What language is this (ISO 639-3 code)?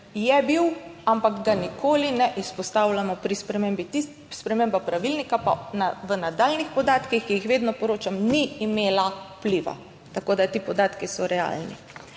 slv